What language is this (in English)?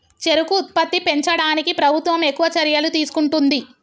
Telugu